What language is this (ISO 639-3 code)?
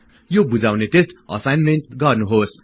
nep